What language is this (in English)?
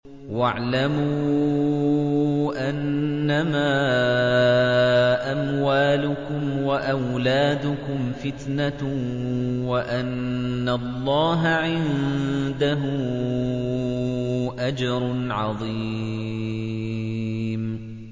Arabic